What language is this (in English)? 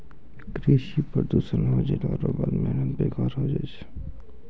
Maithili